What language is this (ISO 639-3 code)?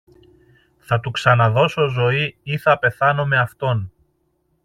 ell